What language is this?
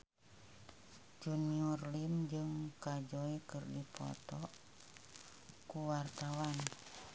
Sundanese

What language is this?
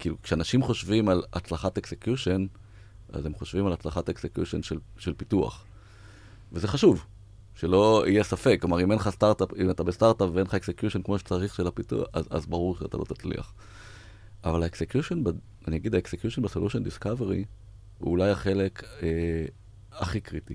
Hebrew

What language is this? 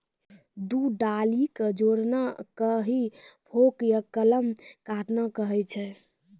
Maithili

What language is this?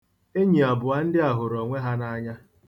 Igbo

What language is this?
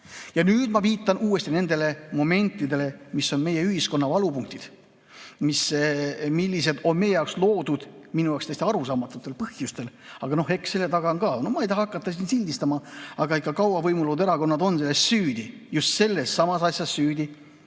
Estonian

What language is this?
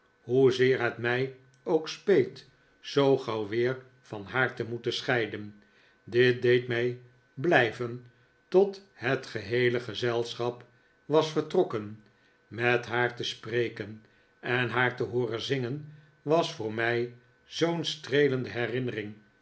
Dutch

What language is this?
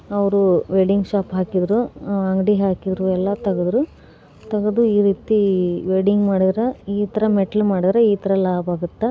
Kannada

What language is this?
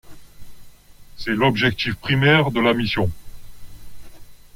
French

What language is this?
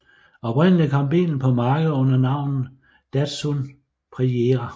Danish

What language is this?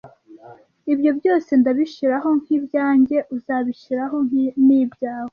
Kinyarwanda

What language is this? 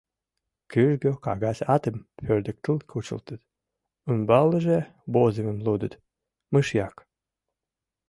Mari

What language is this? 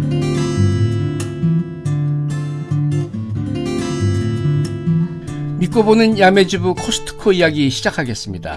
Korean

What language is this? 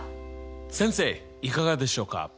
Japanese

